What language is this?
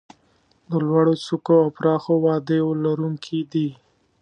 Pashto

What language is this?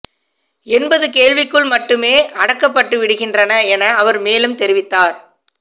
Tamil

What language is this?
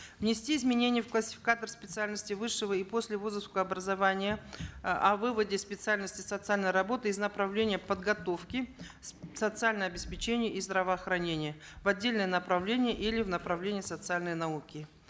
Kazakh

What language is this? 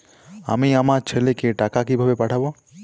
Bangla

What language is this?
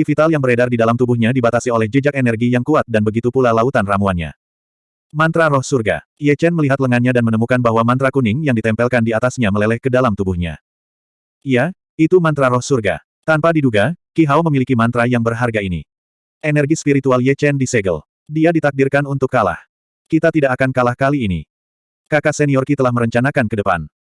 Indonesian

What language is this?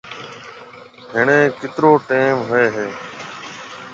Marwari (Pakistan)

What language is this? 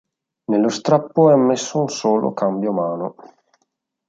Italian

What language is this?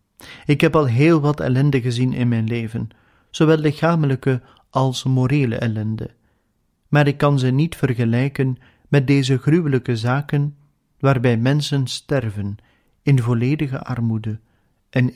Dutch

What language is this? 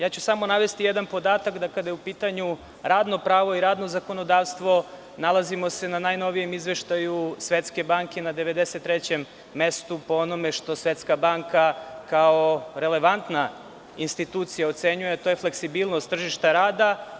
Serbian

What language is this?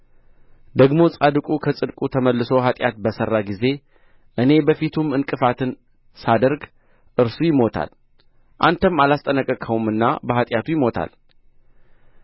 Amharic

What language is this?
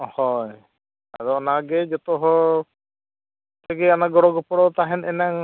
Santali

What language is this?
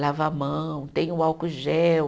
Portuguese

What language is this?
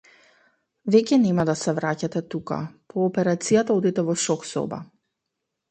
Macedonian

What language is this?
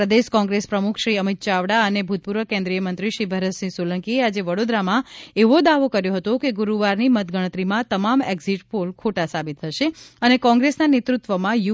Gujarati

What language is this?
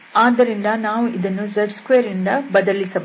Kannada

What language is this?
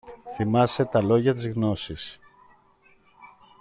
Greek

